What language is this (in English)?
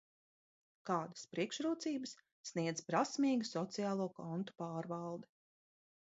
Latvian